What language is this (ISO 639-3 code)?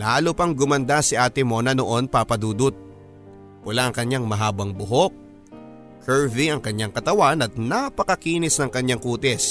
fil